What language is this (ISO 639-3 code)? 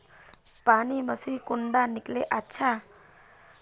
mag